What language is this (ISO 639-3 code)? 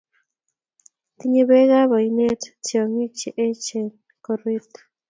kln